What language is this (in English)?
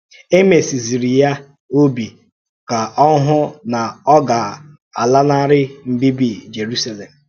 Igbo